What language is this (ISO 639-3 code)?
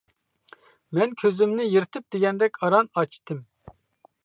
uig